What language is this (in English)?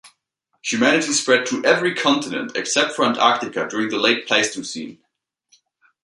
English